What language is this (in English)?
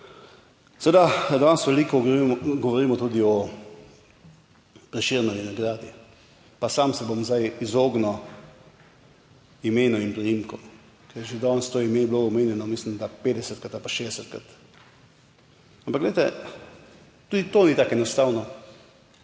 Slovenian